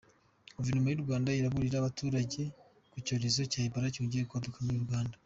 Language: Kinyarwanda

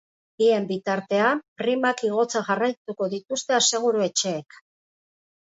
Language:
Basque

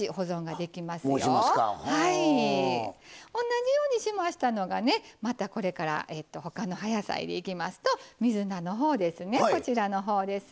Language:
Japanese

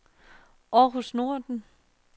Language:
Danish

